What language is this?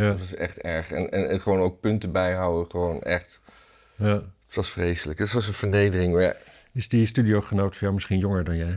Dutch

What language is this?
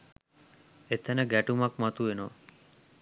Sinhala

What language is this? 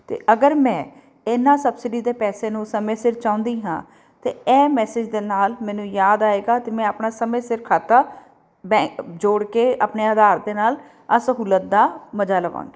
Punjabi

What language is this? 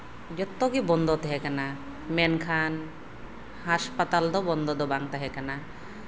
Santali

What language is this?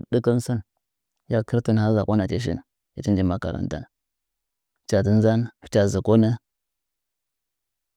Nzanyi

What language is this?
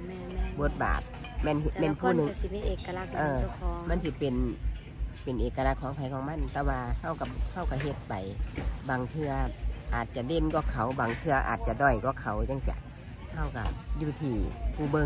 Thai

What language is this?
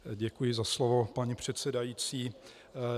Czech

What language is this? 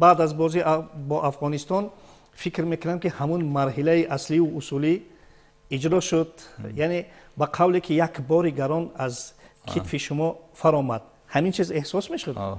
Persian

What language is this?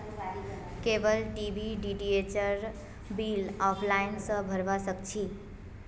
Magahi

